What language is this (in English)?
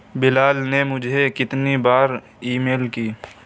Urdu